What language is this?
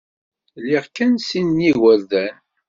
Kabyle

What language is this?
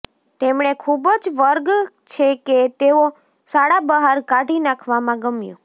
Gujarati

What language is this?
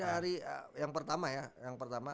Indonesian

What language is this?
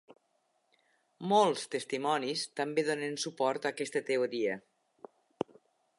Catalan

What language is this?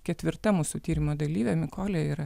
Lithuanian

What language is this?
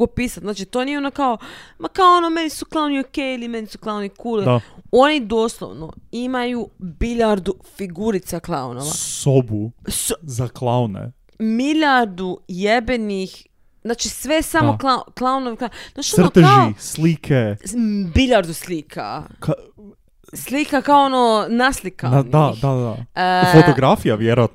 Croatian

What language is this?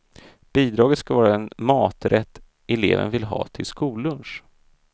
Swedish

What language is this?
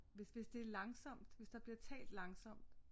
Danish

